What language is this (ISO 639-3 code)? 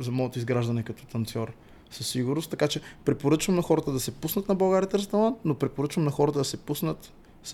bul